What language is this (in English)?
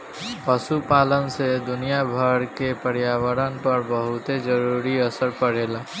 Bhojpuri